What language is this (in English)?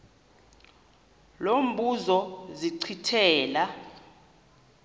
Xhosa